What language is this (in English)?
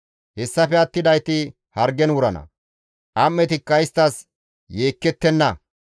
Gamo